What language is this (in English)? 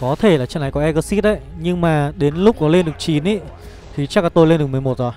Vietnamese